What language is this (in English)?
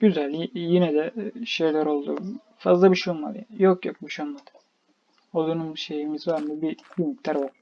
Turkish